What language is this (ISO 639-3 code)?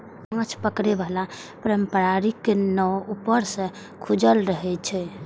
mai